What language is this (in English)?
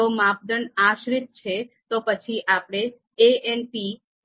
Gujarati